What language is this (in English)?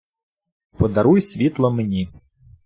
Ukrainian